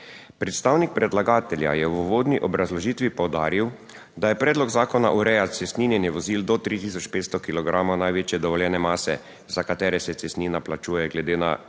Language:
Slovenian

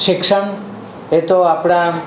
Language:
Gujarati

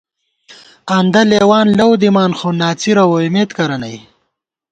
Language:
Gawar-Bati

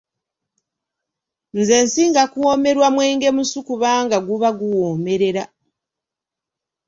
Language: Ganda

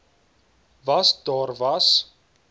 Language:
Afrikaans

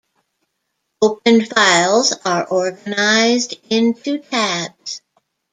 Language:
English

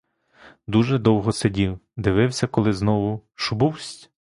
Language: Ukrainian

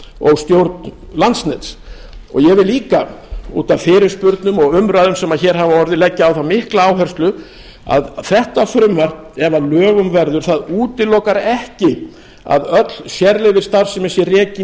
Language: Icelandic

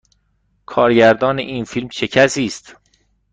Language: Persian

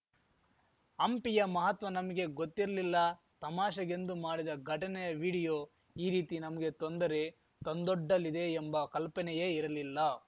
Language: Kannada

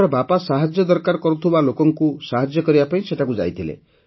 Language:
Odia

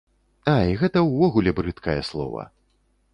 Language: Belarusian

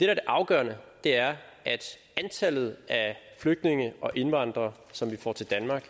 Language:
Danish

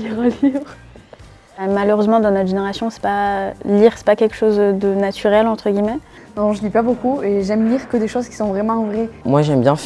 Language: French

